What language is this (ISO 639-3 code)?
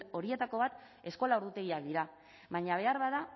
eus